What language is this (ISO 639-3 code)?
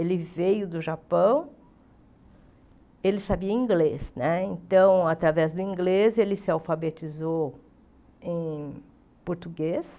por